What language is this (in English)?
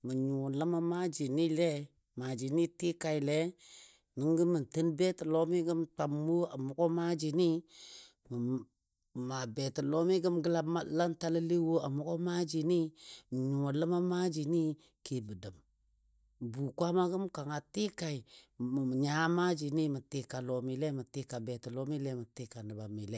Dadiya